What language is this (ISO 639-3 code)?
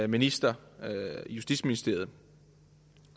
dan